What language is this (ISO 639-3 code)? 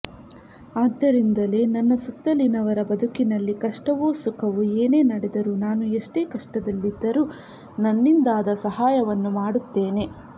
kan